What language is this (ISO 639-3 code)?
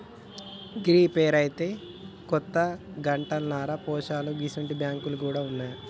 tel